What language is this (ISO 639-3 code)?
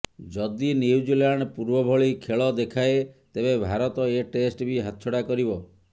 ori